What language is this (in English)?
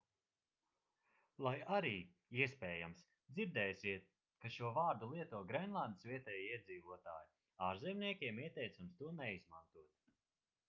Latvian